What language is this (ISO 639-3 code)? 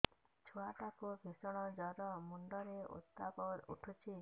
ori